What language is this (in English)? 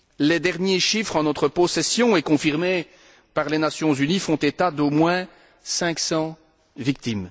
French